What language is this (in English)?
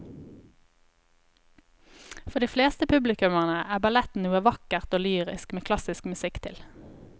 Norwegian